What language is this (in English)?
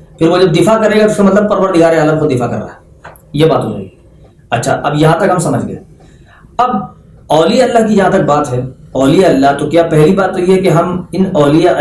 Urdu